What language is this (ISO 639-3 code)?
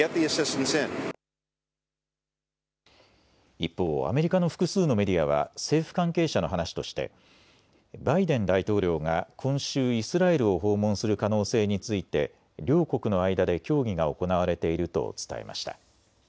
jpn